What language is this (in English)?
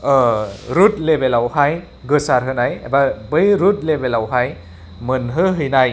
Bodo